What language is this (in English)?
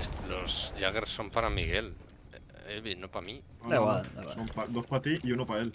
Spanish